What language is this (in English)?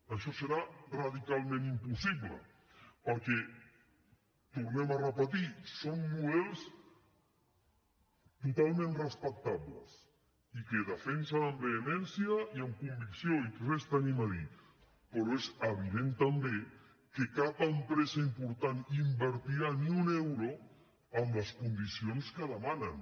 Catalan